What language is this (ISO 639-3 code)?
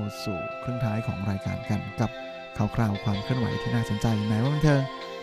tha